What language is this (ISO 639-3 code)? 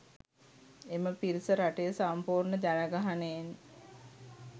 sin